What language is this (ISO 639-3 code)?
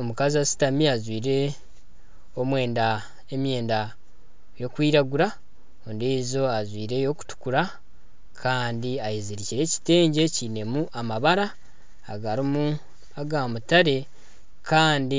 nyn